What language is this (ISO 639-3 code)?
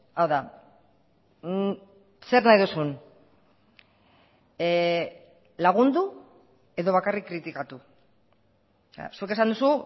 eus